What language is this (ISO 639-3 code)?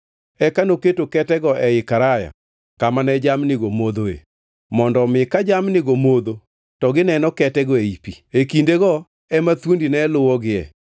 luo